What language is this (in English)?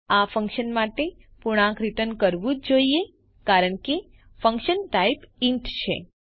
Gujarati